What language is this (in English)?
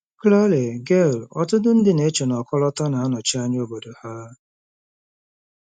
Igbo